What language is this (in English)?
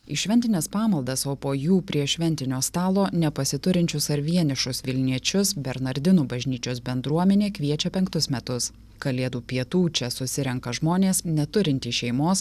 Lithuanian